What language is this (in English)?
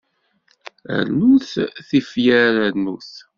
Kabyle